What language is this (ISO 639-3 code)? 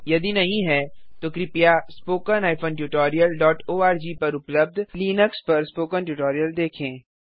hin